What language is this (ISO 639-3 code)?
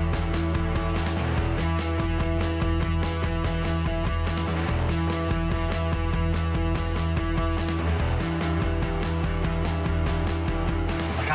fra